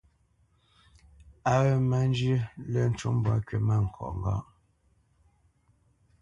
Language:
Bamenyam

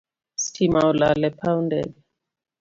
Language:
Luo (Kenya and Tanzania)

